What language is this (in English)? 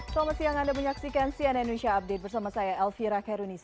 Indonesian